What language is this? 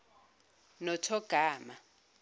Zulu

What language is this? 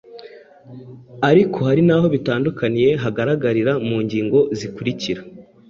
Kinyarwanda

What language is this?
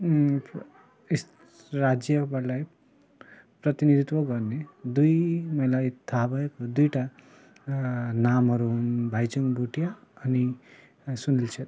Nepali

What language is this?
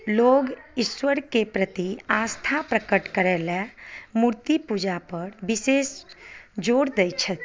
Maithili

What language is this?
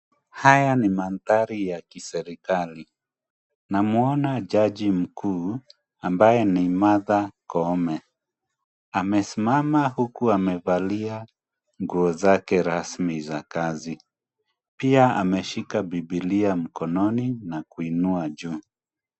Swahili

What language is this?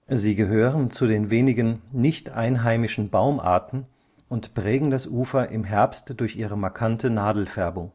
German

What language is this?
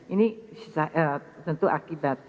Indonesian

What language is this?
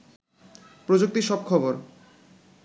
Bangla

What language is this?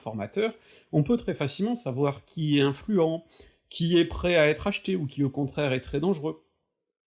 French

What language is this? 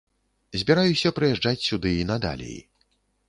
Belarusian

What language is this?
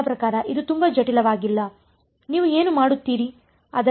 Kannada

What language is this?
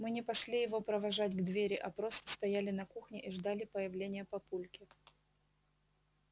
Russian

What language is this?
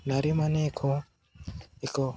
Odia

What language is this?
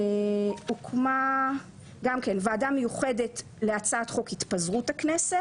Hebrew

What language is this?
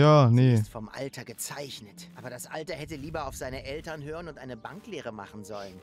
German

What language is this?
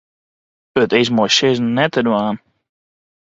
Western Frisian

